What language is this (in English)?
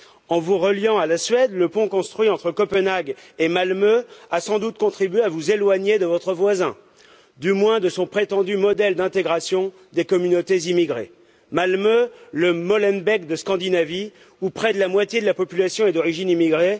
French